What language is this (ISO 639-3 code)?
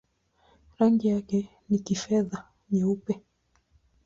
swa